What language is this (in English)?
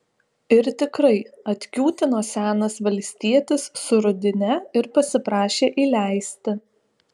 Lithuanian